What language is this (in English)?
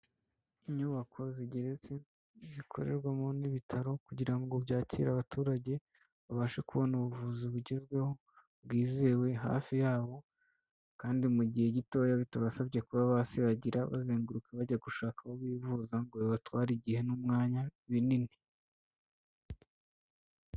Kinyarwanda